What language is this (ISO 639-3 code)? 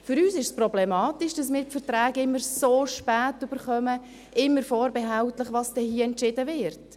gsw